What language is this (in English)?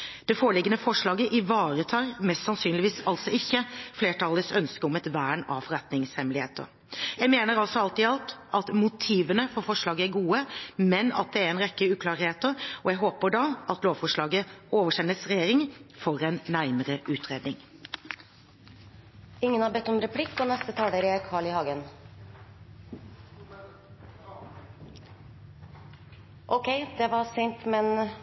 Norwegian